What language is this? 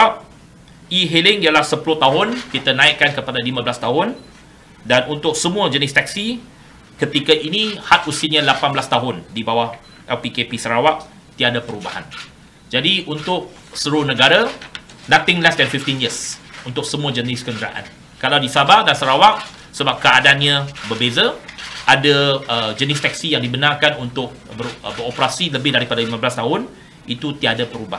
Malay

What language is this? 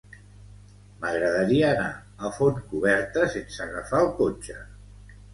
Catalan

